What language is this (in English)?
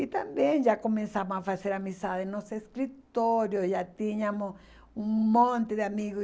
Portuguese